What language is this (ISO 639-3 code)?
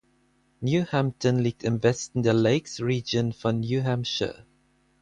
deu